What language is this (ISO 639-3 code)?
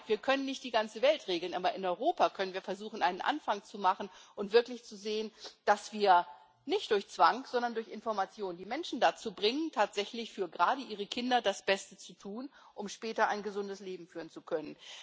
deu